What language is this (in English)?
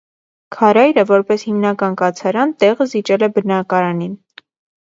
Armenian